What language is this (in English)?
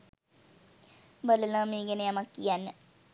Sinhala